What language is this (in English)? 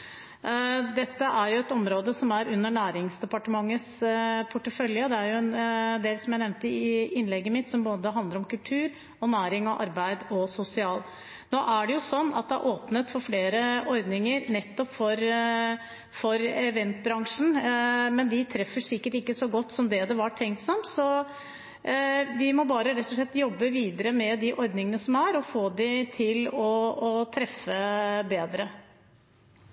Norwegian Bokmål